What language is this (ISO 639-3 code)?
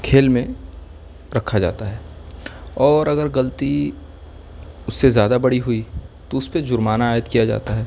urd